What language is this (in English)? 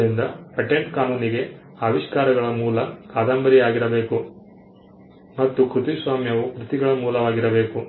Kannada